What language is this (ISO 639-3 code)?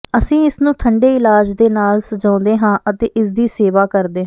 pan